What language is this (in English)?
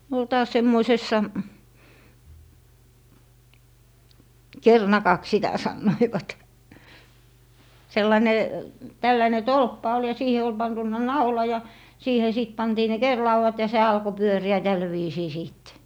Finnish